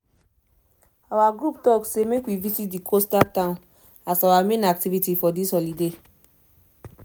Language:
Nigerian Pidgin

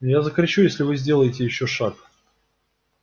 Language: Russian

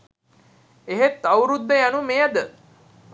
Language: Sinhala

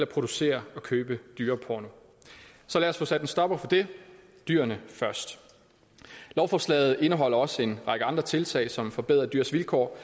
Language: Danish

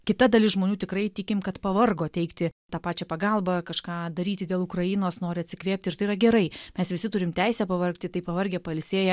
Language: Lithuanian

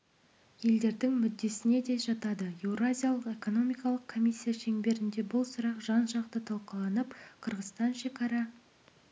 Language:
Kazakh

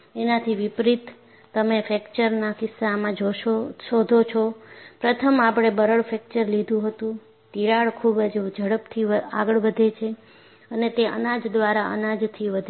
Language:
Gujarati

